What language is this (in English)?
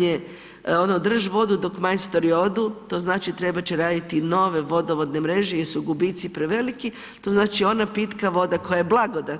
Croatian